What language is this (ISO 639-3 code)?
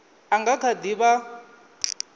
ven